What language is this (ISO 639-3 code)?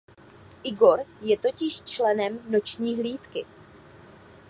ces